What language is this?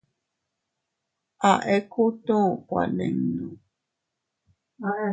Teutila Cuicatec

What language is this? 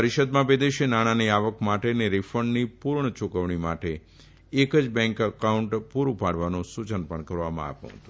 Gujarati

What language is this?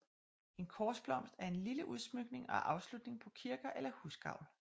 Danish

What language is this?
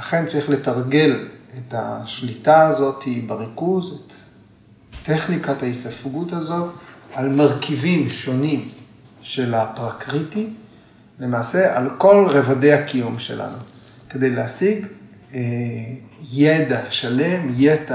Hebrew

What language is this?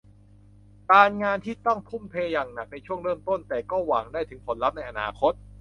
Thai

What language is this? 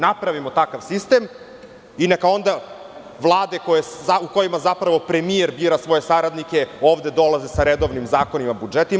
Serbian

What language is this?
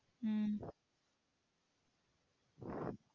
Tamil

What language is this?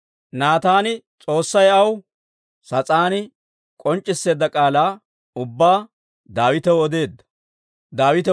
Dawro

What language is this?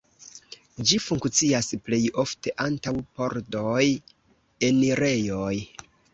Esperanto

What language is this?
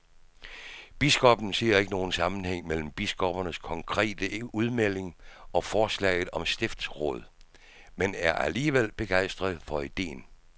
Danish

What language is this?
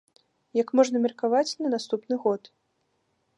Belarusian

